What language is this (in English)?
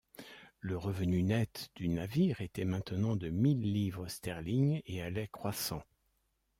French